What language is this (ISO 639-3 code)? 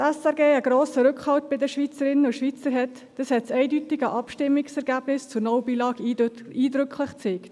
gsw